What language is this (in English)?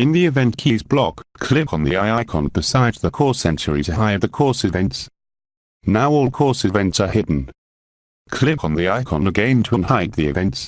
English